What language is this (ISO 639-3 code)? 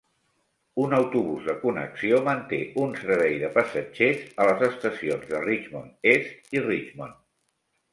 cat